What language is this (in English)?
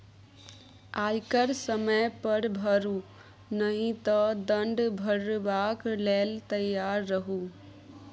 Maithili